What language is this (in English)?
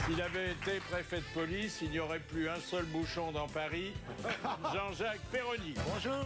French